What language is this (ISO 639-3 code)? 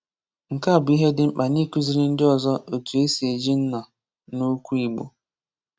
ibo